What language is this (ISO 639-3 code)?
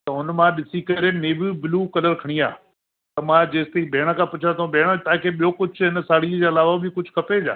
snd